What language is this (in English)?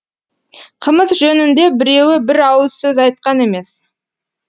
Kazakh